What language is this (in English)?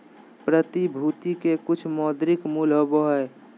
Magahi